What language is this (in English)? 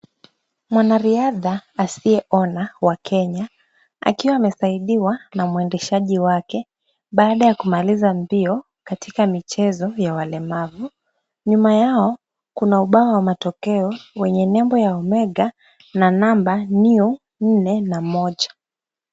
Swahili